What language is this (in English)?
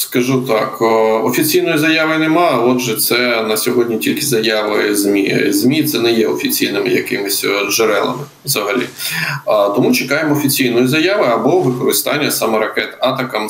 Ukrainian